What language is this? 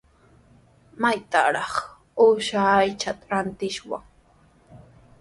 Sihuas Ancash Quechua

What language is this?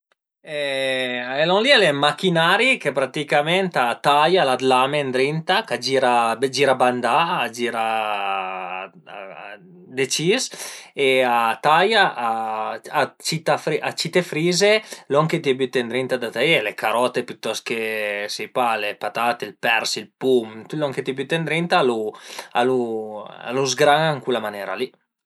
Piedmontese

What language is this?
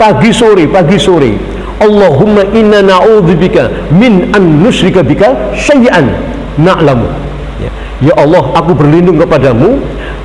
Indonesian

